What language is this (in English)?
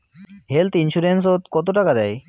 Bangla